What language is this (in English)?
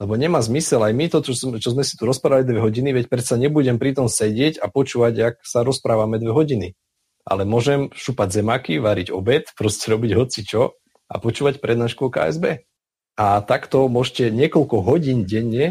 Slovak